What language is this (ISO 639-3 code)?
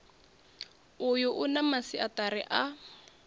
ven